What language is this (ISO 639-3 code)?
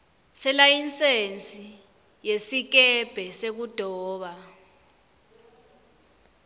ssw